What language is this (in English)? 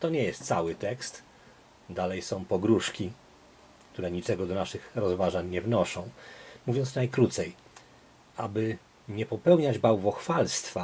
Polish